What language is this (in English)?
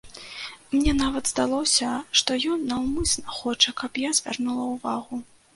Belarusian